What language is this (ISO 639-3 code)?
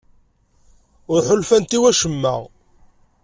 kab